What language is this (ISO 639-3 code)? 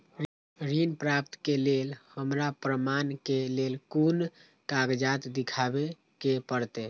mai